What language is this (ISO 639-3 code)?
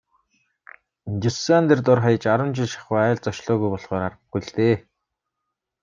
mon